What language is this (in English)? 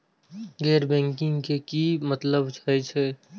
Maithili